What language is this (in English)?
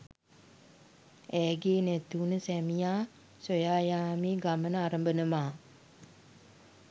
Sinhala